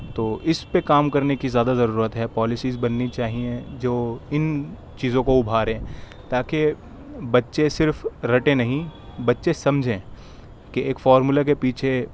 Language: Urdu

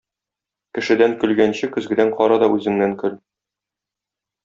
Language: Tatar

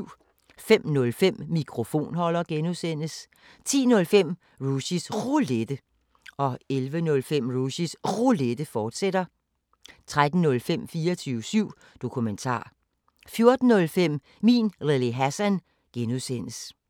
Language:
Danish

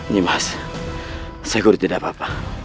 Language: Indonesian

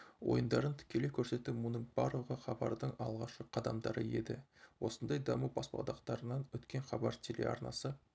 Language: Kazakh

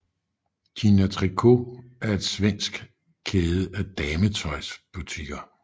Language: Danish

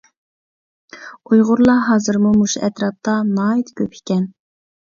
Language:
Uyghur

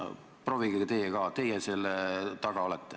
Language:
Estonian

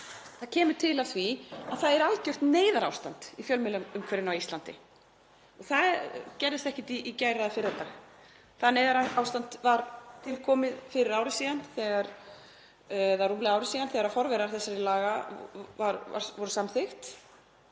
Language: Icelandic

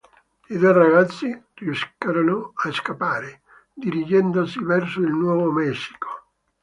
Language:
Italian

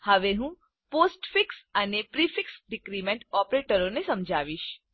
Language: Gujarati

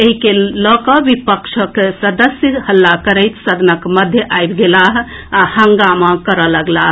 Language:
Maithili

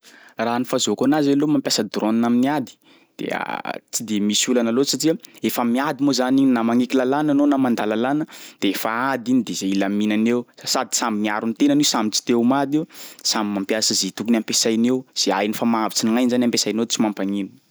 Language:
Sakalava Malagasy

